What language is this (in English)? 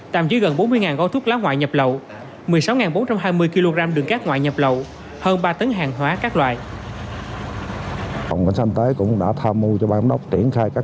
Vietnamese